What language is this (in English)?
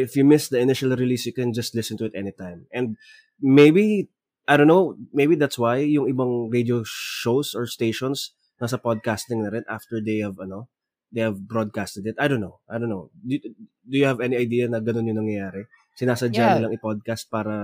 Filipino